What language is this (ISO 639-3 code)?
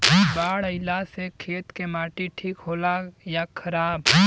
bho